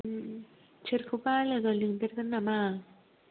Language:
Bodo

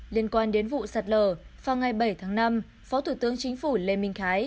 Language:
Vietnamese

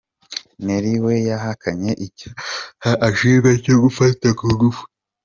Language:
Kinyarwanda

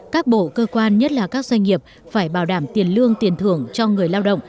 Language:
Vietnamese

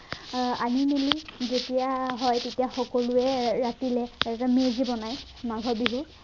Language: Assamese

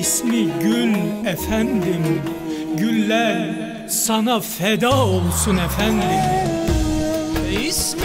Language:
Turkish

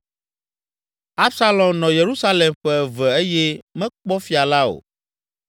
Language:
Ewe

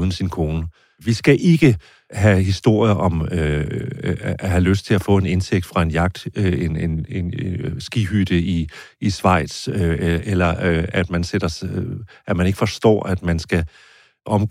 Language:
Danish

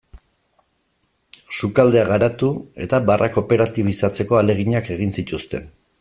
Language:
Basque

